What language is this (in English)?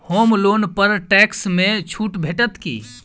Maithili